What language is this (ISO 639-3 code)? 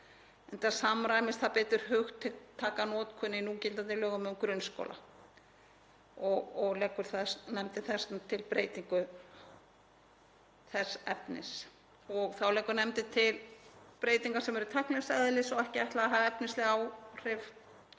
isl